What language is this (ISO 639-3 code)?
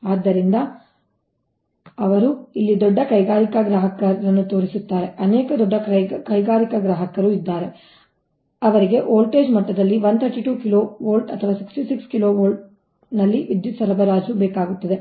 kan